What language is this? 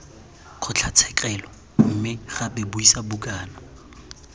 Tswana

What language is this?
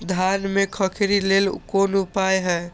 Maithili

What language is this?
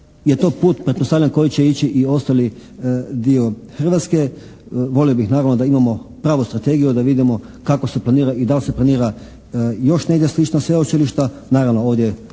Croatian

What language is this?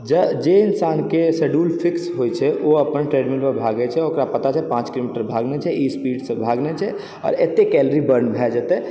Maithili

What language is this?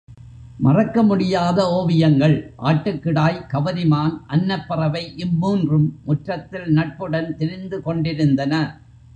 Tamil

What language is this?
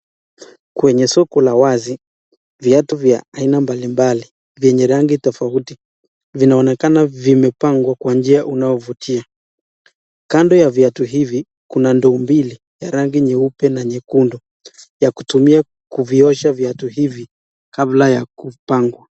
Swahili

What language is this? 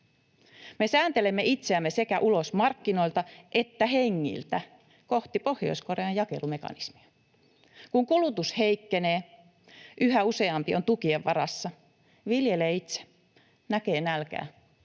Finnish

